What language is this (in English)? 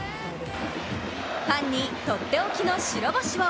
Japanese